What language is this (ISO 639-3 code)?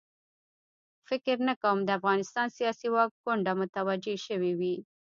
pus